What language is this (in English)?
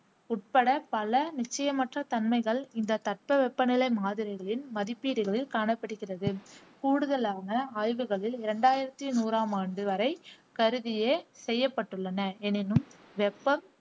Tamil